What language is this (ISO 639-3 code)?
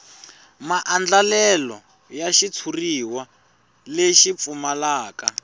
tso